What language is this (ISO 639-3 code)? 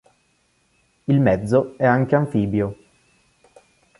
ita